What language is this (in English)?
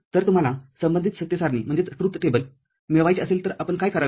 Marathi